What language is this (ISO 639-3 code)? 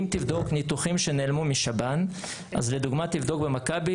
heb